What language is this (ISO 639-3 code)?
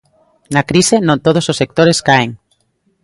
glg